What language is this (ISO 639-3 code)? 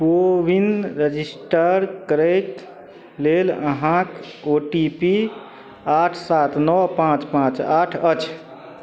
mai